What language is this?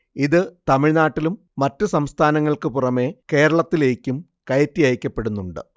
Malayalam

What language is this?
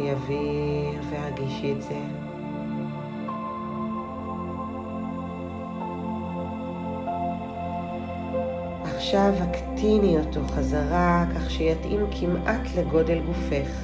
Hebrew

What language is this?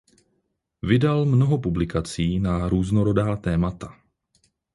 Czech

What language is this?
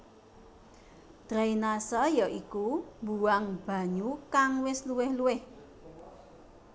Javanese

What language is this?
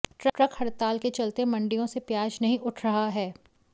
Hindi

